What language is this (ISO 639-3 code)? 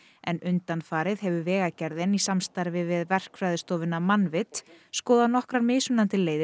isl